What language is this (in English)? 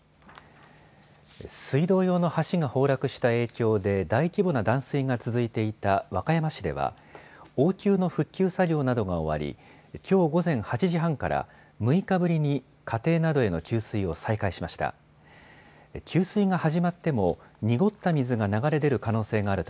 Japanese